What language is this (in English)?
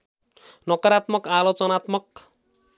Nepali